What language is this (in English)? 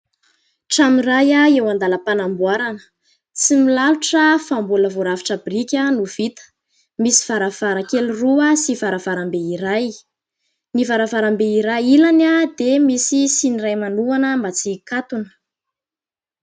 Malagasy